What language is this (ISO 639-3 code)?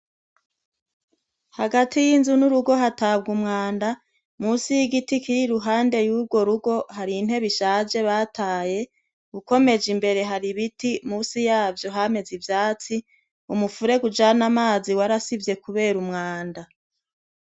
run